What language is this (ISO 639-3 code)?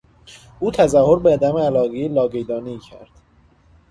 fas